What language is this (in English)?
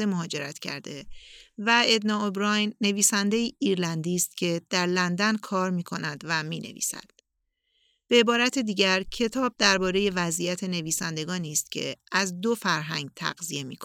Persian